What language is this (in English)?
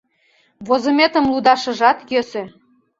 Mari